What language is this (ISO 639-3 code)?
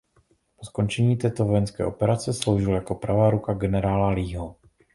ces